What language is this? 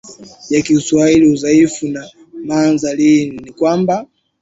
Swahili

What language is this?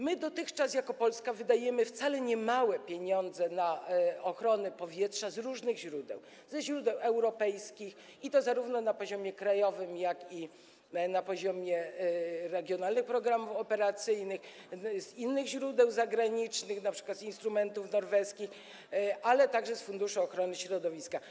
Polish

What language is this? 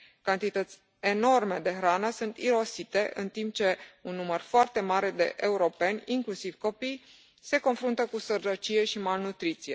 Romanian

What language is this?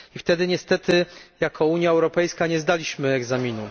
Polish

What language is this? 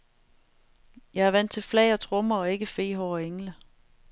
Danish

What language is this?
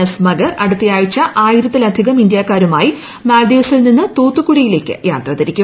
Malayalam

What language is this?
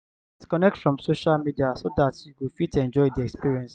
Nigerian Pidgin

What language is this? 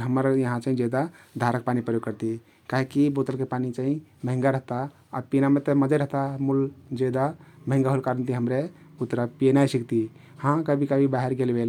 Kathoriya Tharu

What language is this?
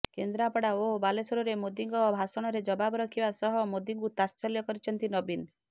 Odia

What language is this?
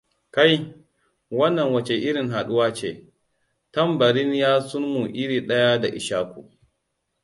Hausa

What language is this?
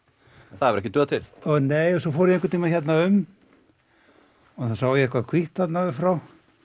Icelandic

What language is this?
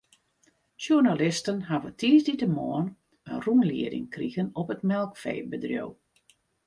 Western Frisian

